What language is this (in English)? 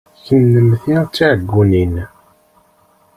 Kabyle